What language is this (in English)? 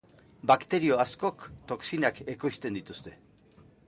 Basque